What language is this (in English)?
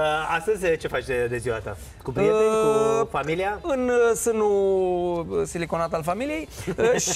Romanian